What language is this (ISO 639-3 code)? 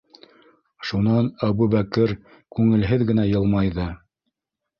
bak